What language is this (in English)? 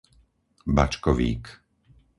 Slovak